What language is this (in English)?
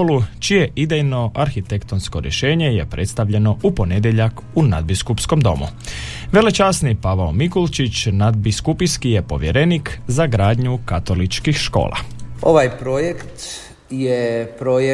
Croatian